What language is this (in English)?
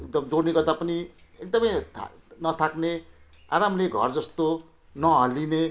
Nepali